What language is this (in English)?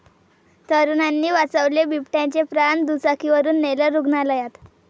Marathi